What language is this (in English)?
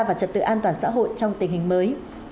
Vietnamese